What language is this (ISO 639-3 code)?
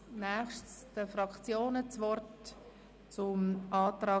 gsw